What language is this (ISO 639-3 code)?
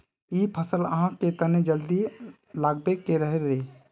mag